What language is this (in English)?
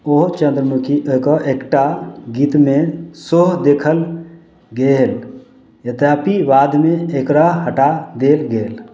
Maithili